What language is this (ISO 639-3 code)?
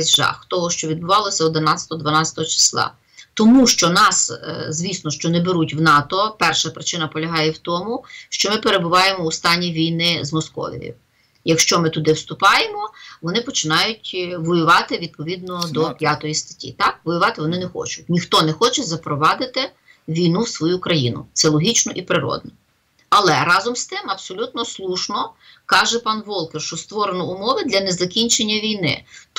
ukr